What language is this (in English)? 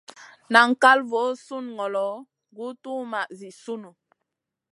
Masana